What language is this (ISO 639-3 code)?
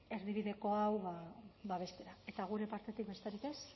eus